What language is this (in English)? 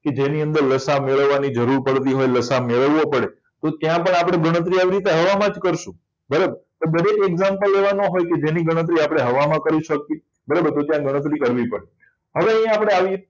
Gujarati